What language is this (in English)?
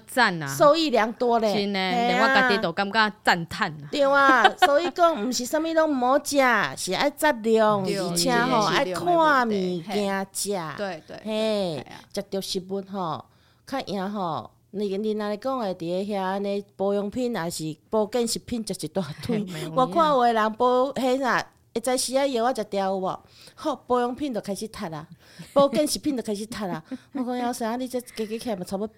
Chinese